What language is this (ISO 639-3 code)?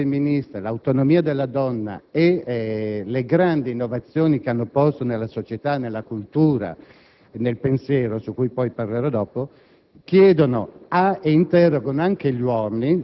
ita